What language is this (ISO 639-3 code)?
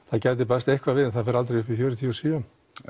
isl